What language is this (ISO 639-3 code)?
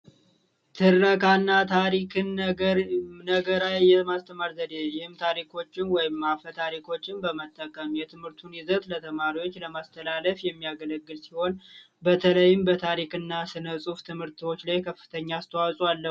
amh